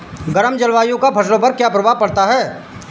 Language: Hindi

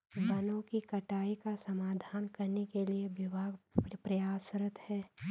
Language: Hindi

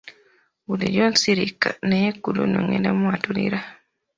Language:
Ganda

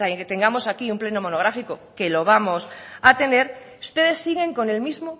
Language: Spanish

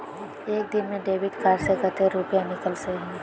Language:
Magahi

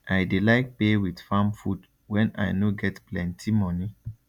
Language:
Nigerian Pidgin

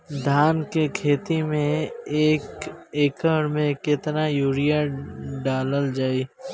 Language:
Bhojpuri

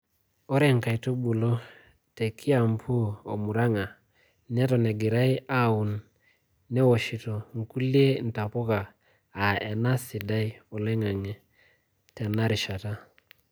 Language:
Masai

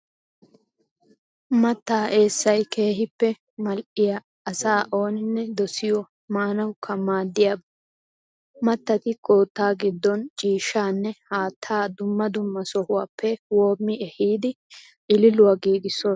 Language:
Wolaytta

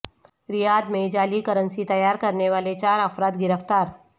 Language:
Urdu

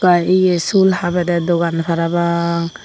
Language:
Chakma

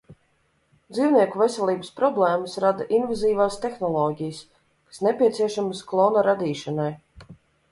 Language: Latvian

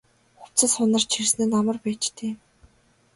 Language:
Mongolian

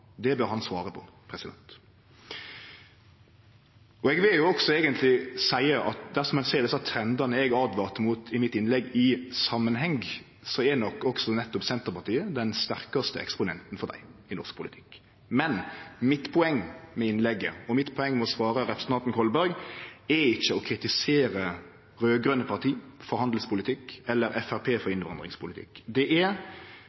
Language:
Norwegian Nynorsk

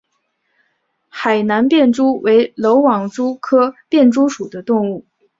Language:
Chinese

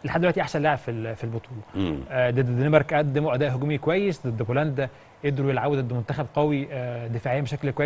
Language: Arabic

